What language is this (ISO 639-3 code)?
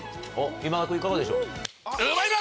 jpn